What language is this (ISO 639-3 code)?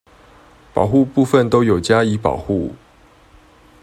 zho